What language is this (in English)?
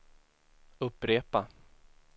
Swedish